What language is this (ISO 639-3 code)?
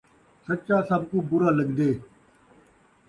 skr